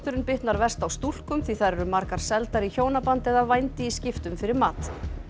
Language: Icelandic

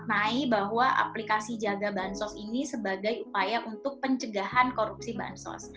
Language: Indonesian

